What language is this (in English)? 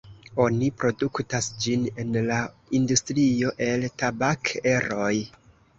Esperanto